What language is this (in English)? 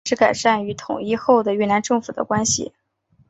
Chinese